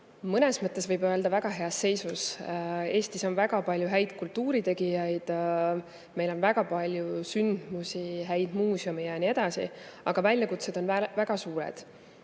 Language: Estonian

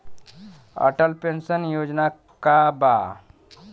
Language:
Bhojpuri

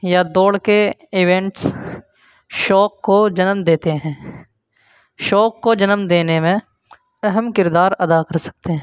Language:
Urdu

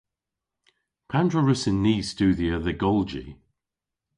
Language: Cornish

